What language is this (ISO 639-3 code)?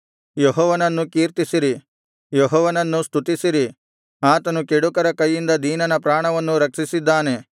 kan